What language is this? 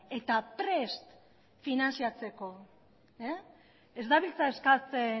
Basque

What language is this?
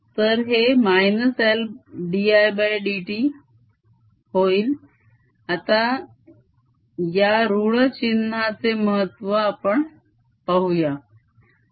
Marathi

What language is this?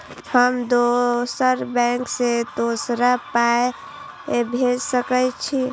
Maithili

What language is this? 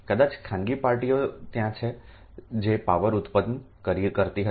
Gujarati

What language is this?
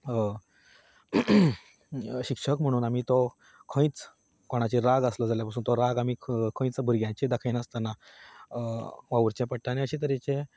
Konkani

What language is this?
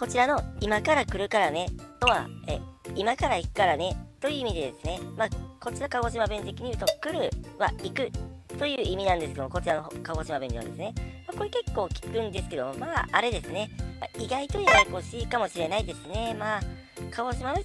Japanese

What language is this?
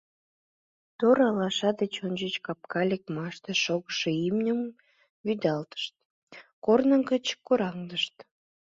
Mari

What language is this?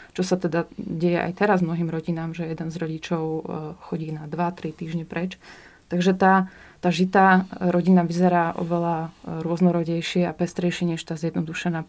Slovak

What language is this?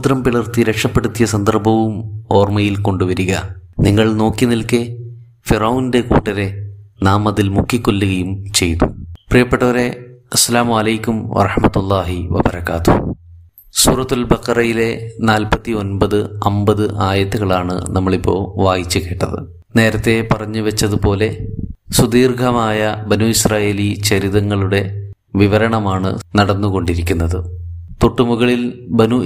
Malayalam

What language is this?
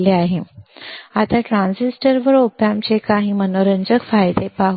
Marathi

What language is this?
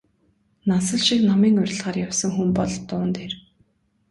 Mongolian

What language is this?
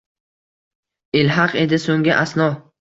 Uzbek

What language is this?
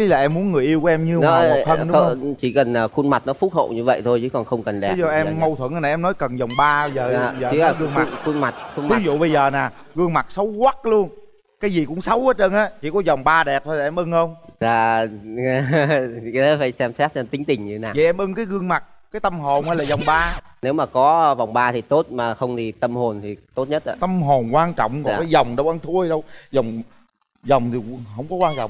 Vietnamese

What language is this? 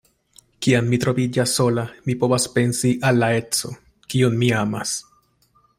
Esperanto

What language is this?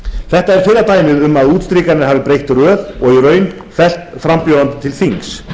Icelandic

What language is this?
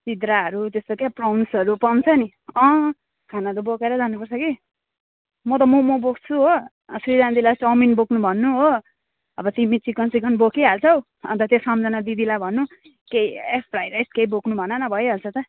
Nepali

